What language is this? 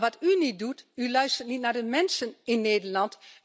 Dutch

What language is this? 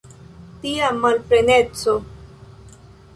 Esperanto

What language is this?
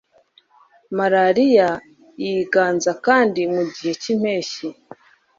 Kinyarwanda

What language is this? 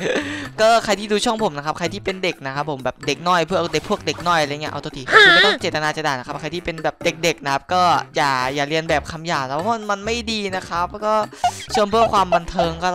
Thai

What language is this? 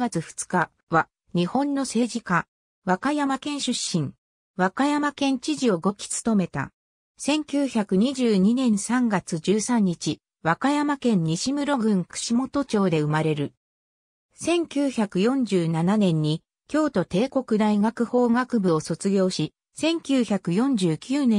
Japanese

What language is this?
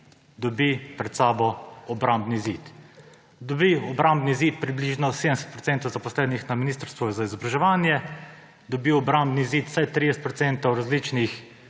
Slovenian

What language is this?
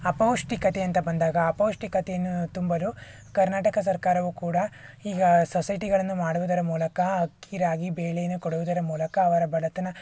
Kannada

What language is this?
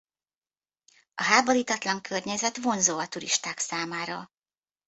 Hungarian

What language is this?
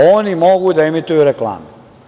Serbian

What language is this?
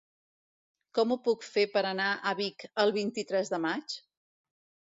Catalan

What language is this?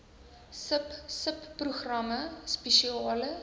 Afrikaans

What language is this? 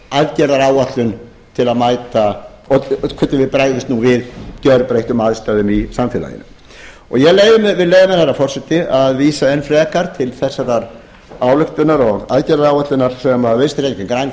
Icelandic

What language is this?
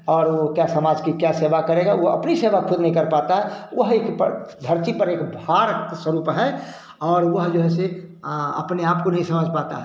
Hindi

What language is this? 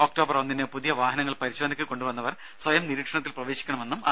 Malayalam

